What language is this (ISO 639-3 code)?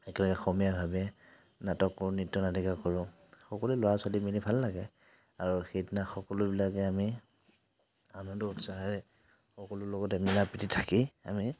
asm